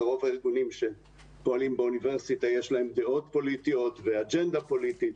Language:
Hebrew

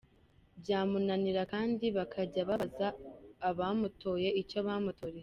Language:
Kinyarwanda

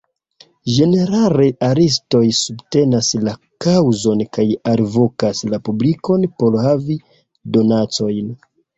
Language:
Esperanto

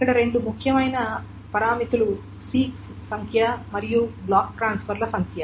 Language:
Telugu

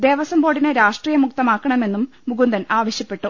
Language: Malayalam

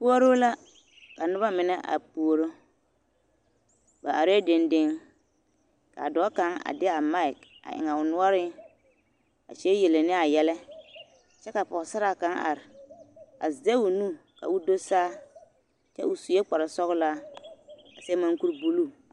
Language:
Southern Dagaare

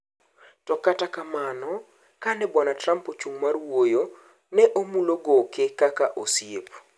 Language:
Luo (Kenya and Tanzania)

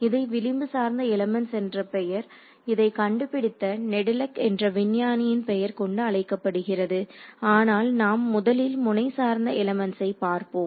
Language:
Tamil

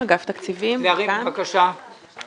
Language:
Hebrew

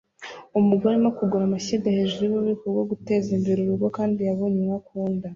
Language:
Kinyarwanda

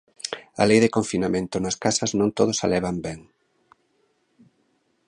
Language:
Galician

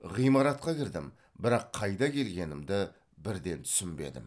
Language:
Kazakh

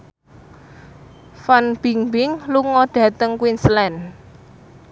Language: Javanese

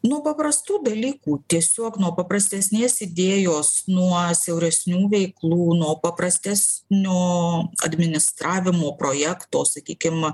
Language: Lithuanian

